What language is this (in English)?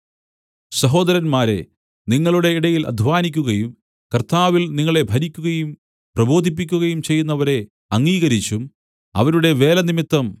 Malayalam